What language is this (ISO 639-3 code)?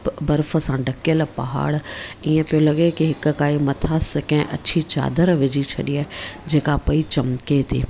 snd